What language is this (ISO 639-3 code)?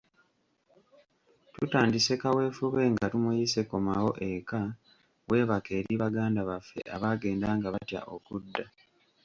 lug